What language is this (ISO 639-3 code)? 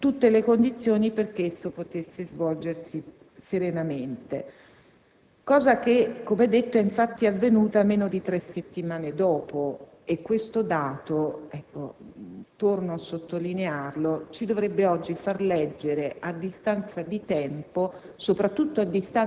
ita